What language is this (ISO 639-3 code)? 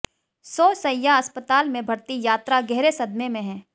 hin